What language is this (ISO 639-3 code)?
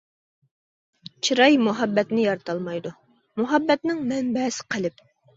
uig